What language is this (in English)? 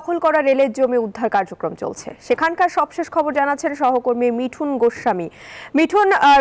Turkish